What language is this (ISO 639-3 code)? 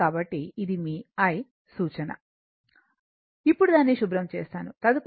tel